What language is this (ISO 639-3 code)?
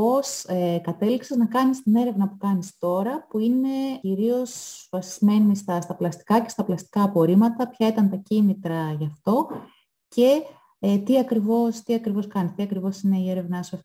ell